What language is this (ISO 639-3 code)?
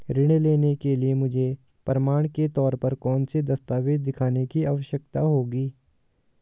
hin